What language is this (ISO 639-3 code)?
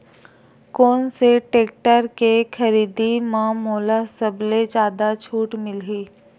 hne